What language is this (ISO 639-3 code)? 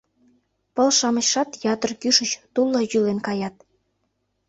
chm